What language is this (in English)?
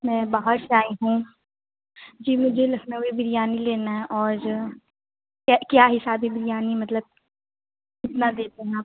Urdu